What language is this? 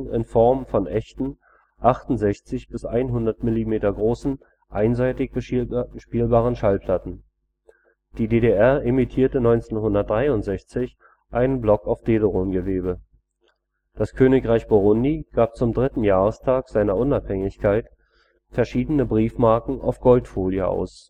German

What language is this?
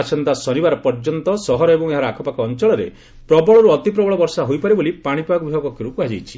Odia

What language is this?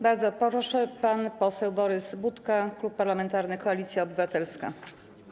Polish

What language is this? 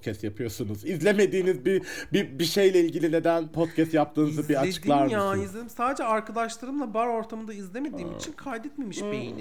Turkish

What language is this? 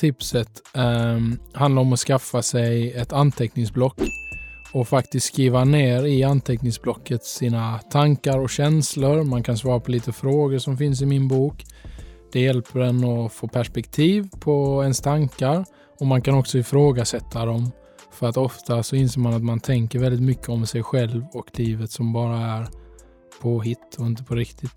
Swedish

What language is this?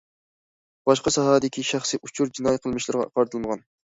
Uyghur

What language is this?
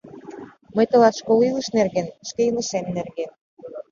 Mari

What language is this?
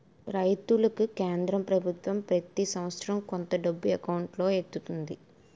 Telugu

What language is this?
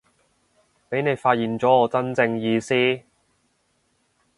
Cantonese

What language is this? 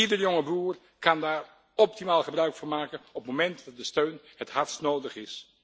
Dutch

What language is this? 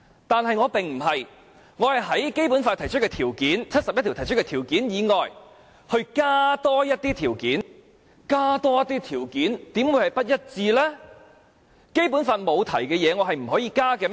Cantonese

